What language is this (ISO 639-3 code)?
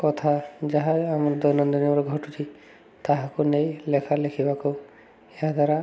ori